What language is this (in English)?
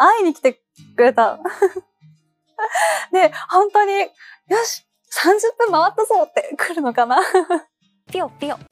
Japanese